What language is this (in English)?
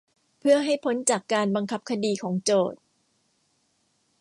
Thai